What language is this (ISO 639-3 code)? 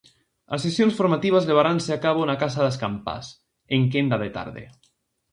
glg